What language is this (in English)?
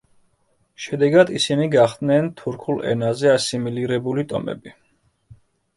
Georgian